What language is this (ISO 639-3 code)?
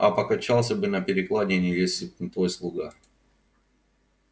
rus